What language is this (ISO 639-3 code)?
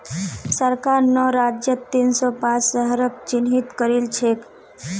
mag